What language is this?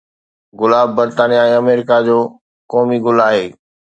Sindhi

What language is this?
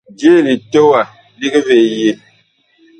Bakoko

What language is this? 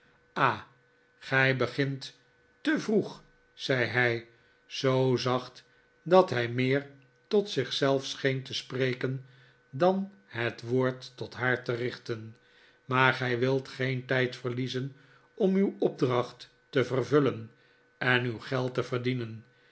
Dutch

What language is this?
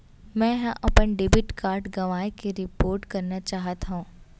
Chhattisgarhi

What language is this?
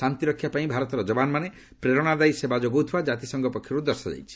Odia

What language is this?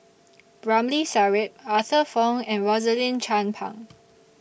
English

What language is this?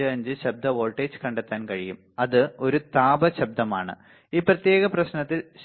Malayalam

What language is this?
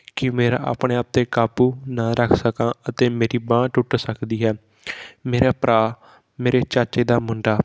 Punjabi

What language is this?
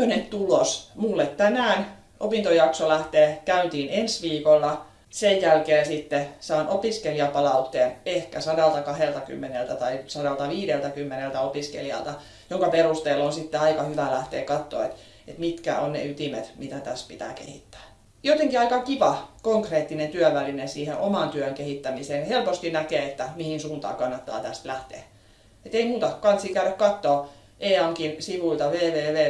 Finnish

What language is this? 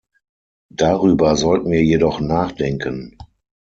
German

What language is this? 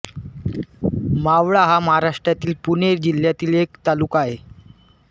Marathi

